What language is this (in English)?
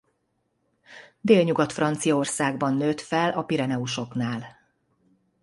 Hungarian